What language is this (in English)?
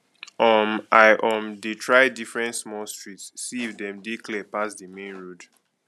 Nigerian Pidgin